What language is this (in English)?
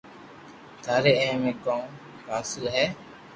Loarki